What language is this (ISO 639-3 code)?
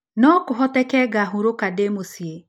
kik